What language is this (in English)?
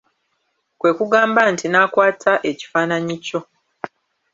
Ganda